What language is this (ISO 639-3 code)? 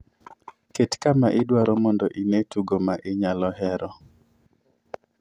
luo